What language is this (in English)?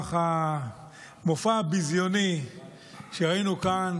Hebrew